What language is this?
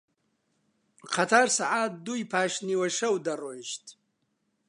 Central Kurdish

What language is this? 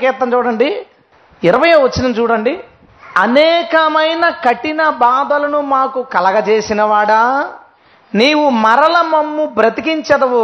Telugu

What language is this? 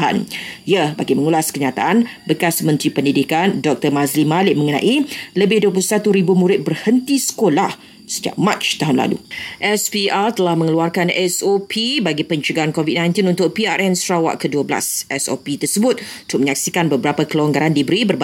Malay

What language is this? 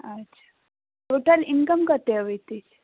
Maithili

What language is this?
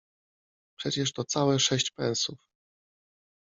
Polish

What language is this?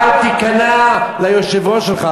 Hebrew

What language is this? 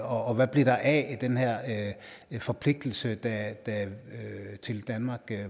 Danish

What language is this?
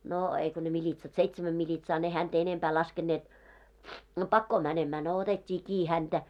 Finnish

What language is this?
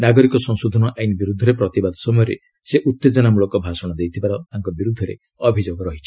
Odia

